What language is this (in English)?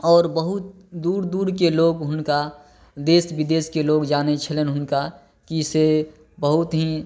Maithili